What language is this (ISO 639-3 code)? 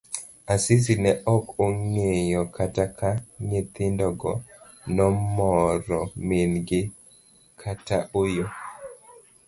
luo